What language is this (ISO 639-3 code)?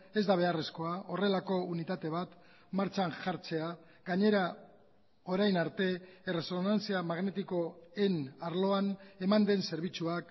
eus